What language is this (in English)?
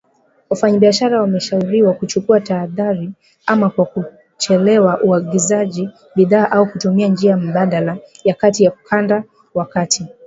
Swahili